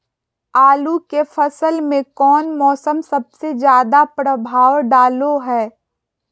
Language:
Magahi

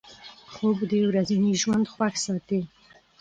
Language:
Pashto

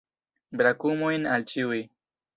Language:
Esperanto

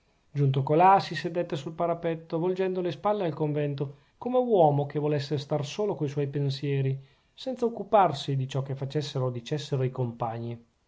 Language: Italian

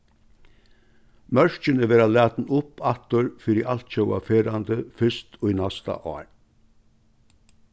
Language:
Faroese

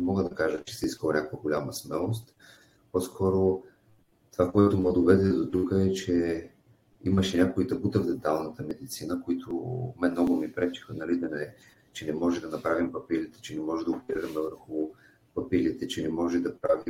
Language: Bulgarian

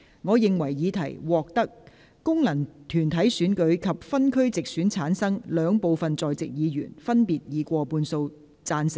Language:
Cantonese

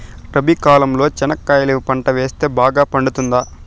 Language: Telugu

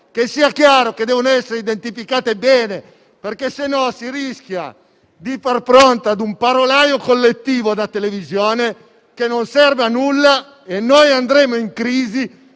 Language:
Italian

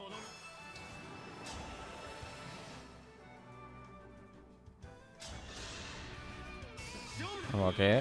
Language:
German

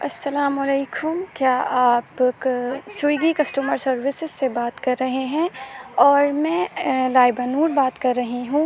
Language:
Urdu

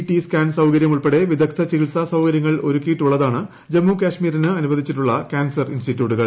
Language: Malayalam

